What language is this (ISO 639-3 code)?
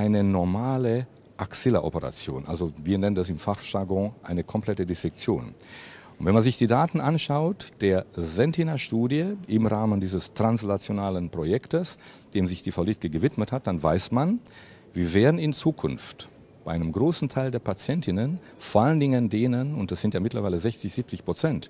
deu